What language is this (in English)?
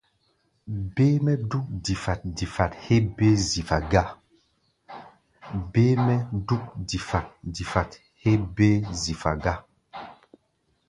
Gbaya